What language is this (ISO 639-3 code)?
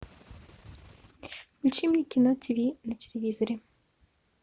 rus